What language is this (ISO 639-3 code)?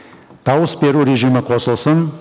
kaz